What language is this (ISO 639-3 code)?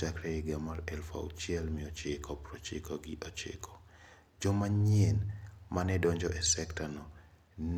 luo